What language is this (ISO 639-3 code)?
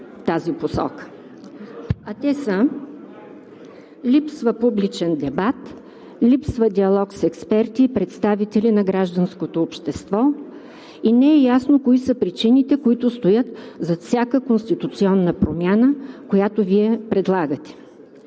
bul